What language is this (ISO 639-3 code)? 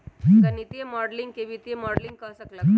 mag